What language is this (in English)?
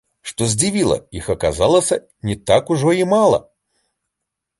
Belarusian